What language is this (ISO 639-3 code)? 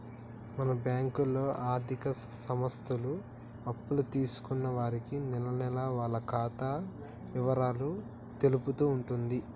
tel